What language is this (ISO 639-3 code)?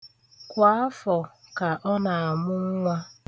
ibo